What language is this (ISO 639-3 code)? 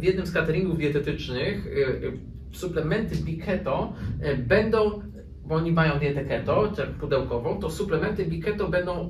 pol